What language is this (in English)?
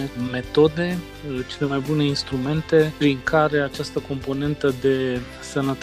Romanian